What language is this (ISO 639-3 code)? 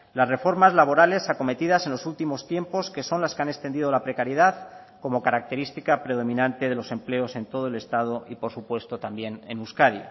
spa